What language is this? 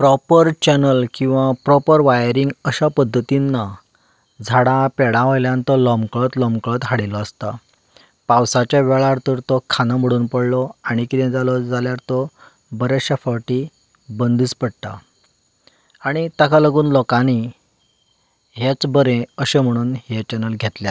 Konkani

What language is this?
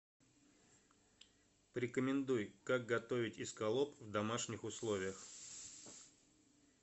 Russian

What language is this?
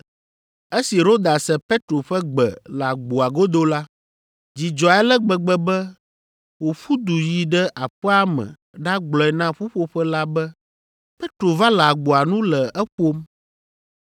Ewe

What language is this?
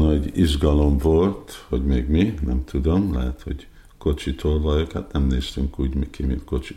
Hungarian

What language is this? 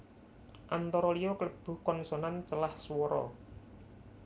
Javanese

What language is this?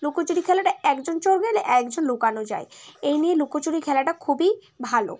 Bangla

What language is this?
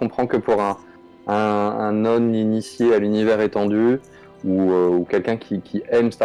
French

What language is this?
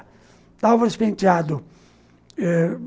Portuguese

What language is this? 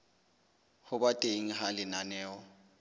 Southern Sotho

